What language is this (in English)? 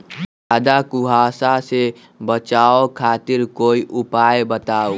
Magahi